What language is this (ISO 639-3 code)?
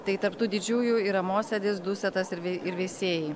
lit